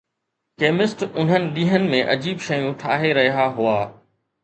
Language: Sindhi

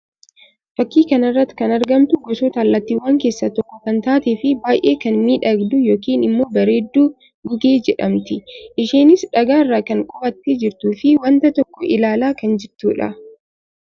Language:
Oromo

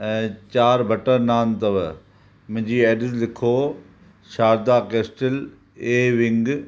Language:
Sindhi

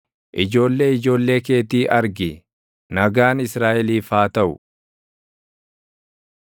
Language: Oromo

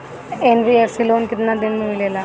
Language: Bhojpuri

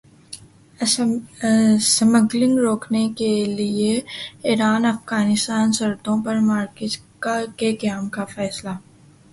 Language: Urdu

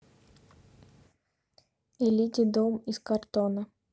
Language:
Russian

